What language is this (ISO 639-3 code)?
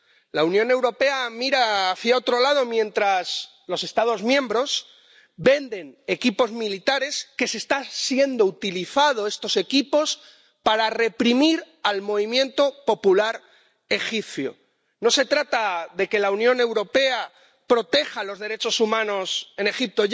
spa